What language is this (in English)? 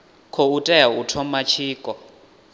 Venda